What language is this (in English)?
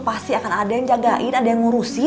Indonesian